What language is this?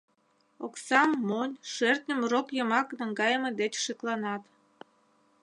Mari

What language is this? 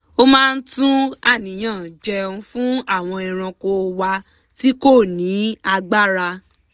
Yoruba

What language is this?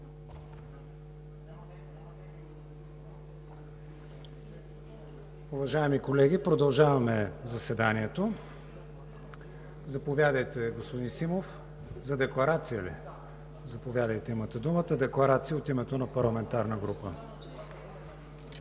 Bulgarian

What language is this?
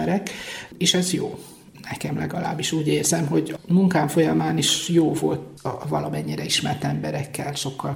Hungarian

